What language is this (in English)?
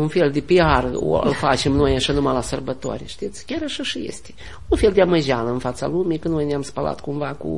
Romanian